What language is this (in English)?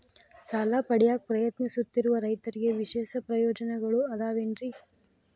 Kannada